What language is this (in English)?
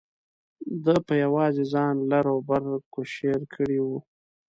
Pashto